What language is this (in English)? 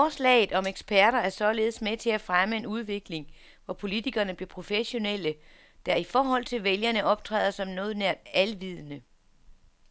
Danish